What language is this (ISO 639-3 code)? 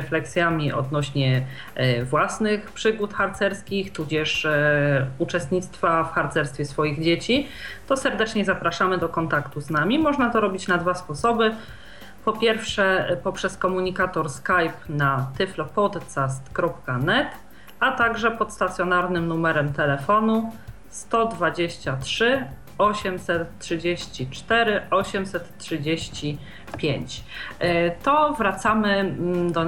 pol